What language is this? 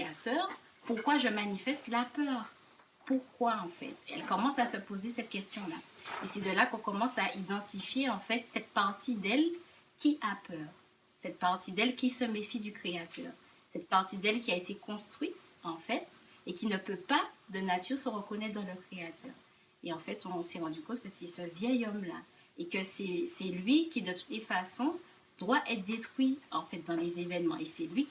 French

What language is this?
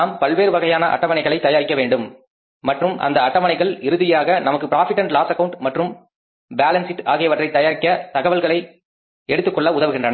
Tamil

